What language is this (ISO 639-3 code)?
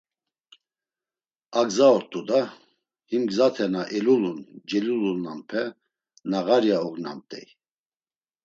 lzz